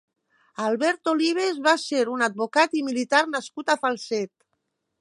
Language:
Catalan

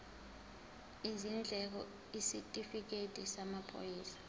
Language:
Zulu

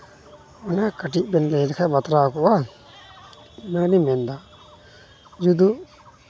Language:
Santali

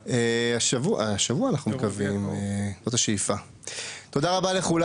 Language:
Hebrew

